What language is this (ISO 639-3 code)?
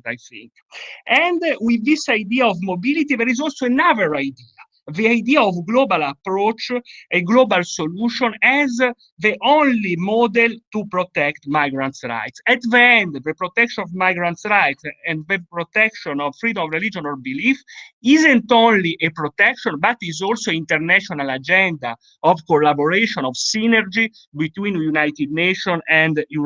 eng